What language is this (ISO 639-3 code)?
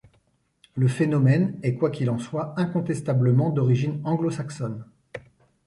fra